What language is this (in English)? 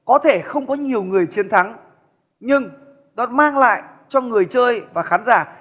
Vietnamese